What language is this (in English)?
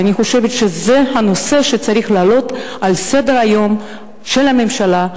Hebrew